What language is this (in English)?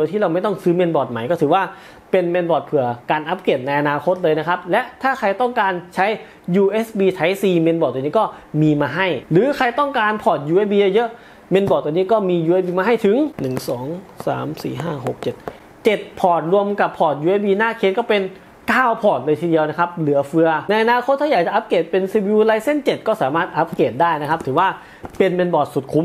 Thai